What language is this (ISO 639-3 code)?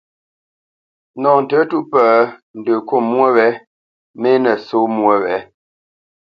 bce